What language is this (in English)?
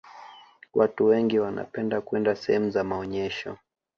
Swahili